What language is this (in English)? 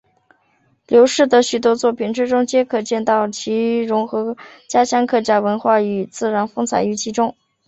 Chinese